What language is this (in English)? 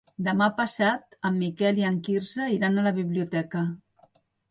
Catalan